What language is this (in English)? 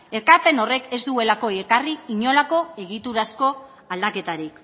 Basque